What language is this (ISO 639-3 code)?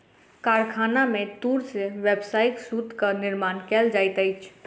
mai